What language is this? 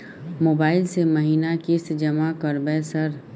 Maithili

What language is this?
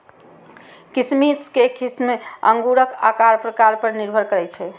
Maithili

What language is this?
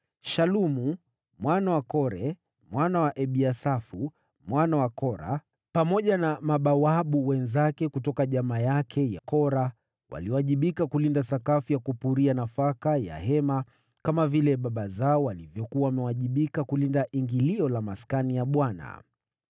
Swahili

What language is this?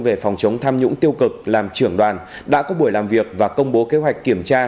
Vietnamese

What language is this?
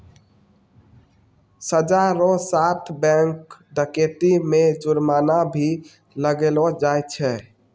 Maithili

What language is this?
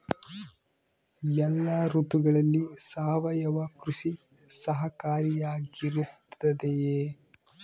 Kannada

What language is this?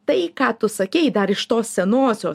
Lithuanian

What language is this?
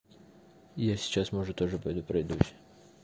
Russian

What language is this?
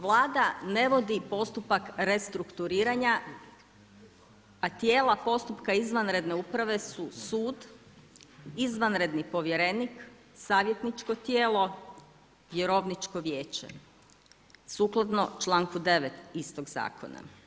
Croatian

